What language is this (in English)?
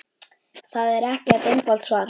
Icelandic